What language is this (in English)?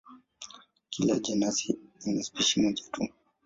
Swahili